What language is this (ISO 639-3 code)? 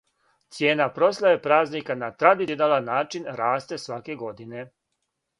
srp